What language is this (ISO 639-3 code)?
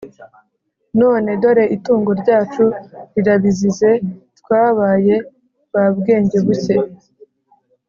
kin